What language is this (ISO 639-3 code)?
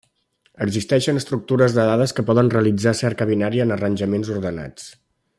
cat